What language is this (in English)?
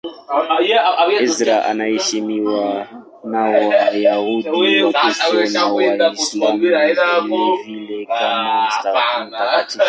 Swahili